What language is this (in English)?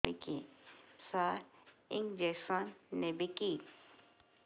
Odia